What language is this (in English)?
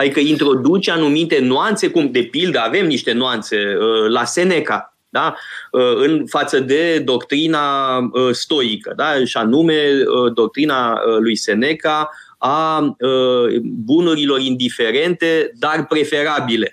Romanian